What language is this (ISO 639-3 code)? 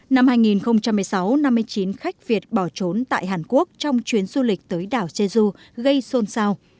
vie